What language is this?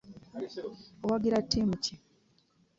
Ganda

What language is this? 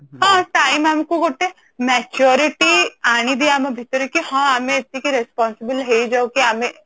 Odia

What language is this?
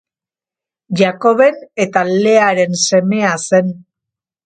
Basque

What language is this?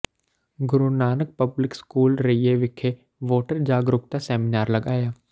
Punjabi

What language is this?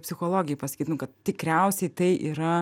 Lithuanian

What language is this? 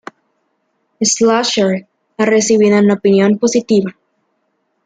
Spanish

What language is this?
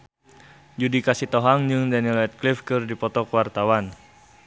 Sundanese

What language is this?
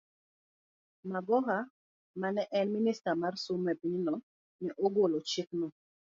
Luo (Kenya and Tanzania)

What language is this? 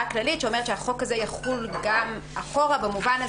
Hebrew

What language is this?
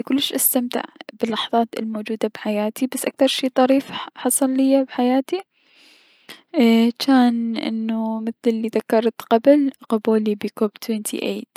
Mesopotamian Arabic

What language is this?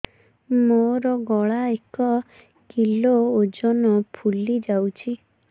Odia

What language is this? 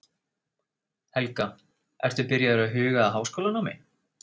Icelandic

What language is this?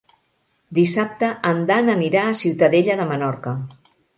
Catalan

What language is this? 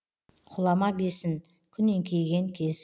Kazakh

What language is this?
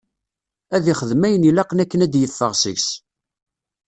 Kabyle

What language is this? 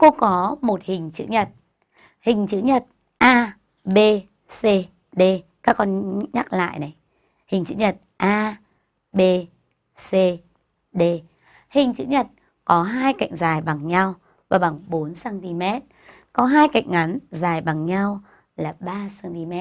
Vietnamese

